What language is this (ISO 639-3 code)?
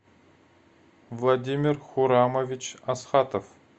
rus